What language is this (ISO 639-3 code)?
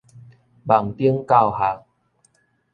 nan